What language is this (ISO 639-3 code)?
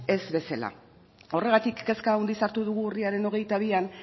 eus